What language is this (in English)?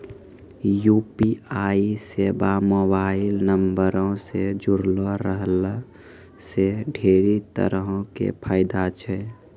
Maithili